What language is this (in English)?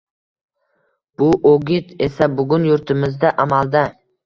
Uzbek